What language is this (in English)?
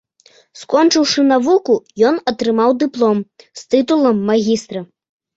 Belarusian